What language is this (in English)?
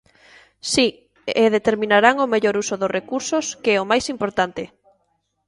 Galician